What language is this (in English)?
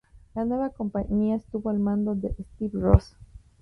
Spanish